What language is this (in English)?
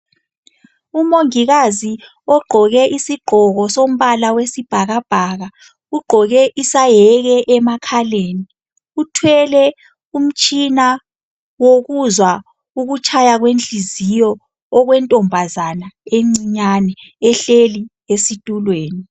North Ndebele